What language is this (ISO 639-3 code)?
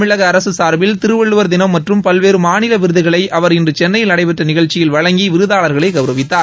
tam